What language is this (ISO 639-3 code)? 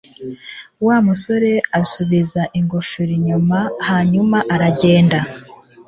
kin